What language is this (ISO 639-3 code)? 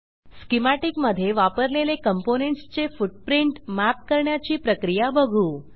mar